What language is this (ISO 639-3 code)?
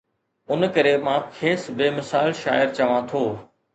snd